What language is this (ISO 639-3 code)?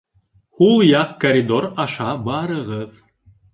bak